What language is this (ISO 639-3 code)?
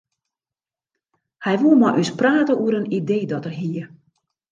fry